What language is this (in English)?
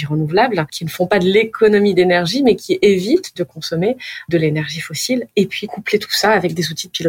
French